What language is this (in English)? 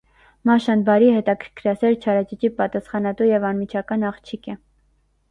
Armenian